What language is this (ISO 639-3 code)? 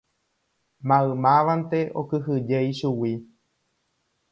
grn